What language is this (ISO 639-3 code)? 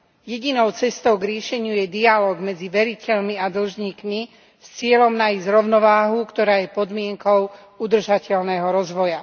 slk